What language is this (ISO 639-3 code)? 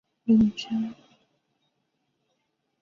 zho